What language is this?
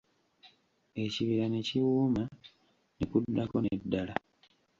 Ganda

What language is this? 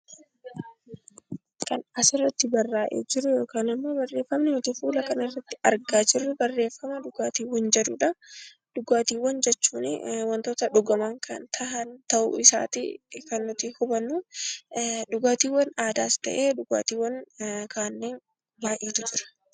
Oromo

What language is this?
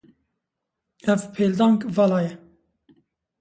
Kurdish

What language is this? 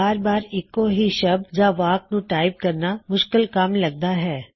Punjabi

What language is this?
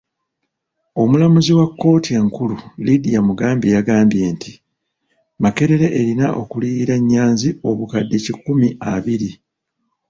Ganda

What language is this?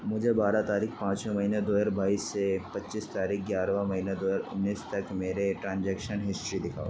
Urdu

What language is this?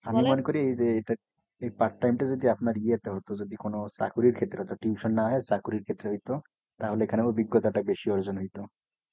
Bangla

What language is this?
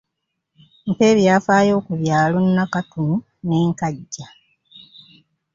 Ganda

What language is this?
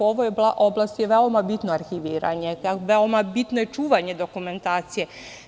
Serbian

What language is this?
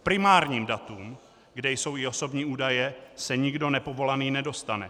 Czech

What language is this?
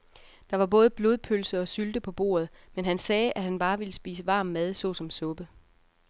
Danish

